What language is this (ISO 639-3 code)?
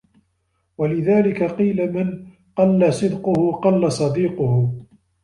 ara